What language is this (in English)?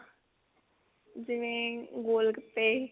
Punjabi